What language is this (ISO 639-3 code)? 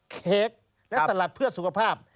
tha